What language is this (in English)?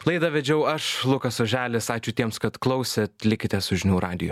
Lithuanian